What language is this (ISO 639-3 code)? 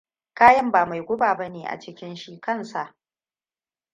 hau